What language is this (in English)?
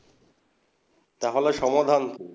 Bangla